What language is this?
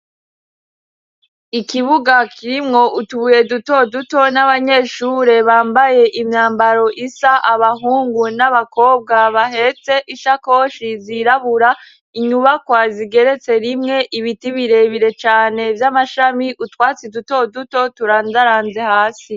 Rundi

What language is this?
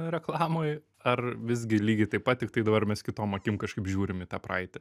Lithuanian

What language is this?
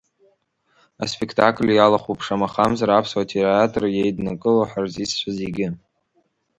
Abkhazian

